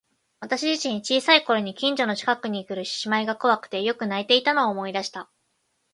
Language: Japanese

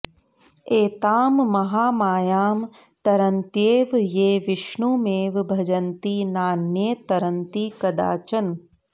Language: Sanskrit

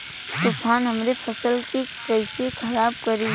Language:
Bhojpuri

